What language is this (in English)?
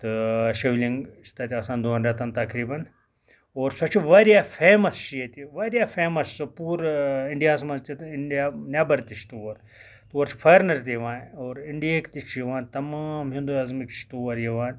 Kashmiri